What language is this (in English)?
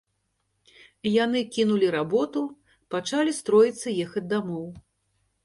Belarusian